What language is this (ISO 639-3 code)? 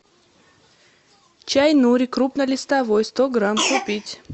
rus